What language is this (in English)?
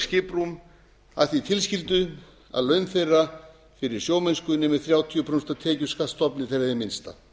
Icelandic